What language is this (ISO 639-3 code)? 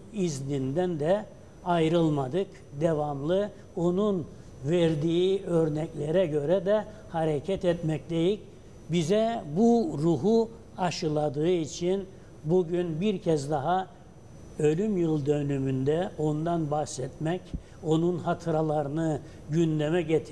tur